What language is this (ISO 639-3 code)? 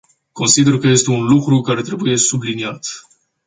ron